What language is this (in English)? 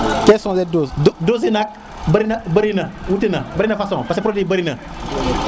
Serer